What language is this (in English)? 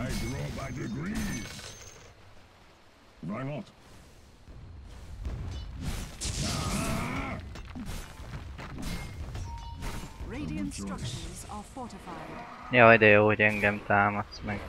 Hungarian